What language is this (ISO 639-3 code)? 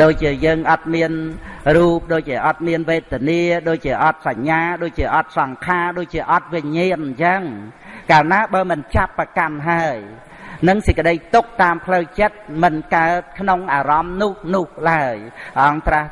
vie